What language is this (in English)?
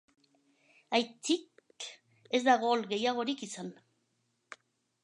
Basque